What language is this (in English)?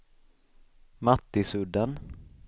Swedish